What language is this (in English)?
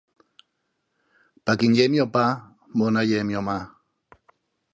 Asturian